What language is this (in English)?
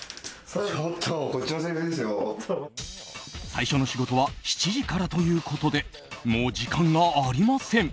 Japanese